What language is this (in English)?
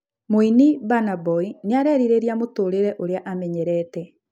Kikuyu